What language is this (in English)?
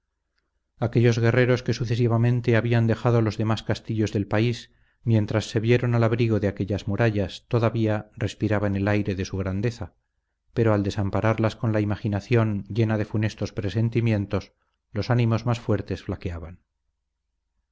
Spanish